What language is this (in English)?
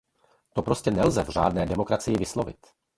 Czech